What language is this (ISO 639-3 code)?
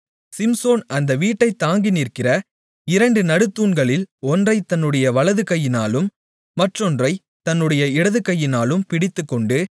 tam